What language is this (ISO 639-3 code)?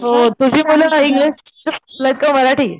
mar